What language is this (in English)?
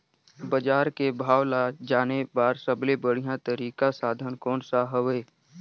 Chhattisgarhi